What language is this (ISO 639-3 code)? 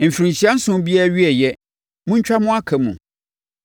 aka